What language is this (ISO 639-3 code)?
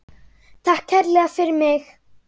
isl